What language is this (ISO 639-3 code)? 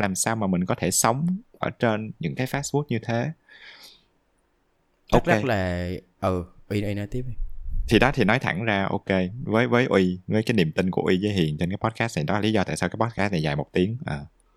vie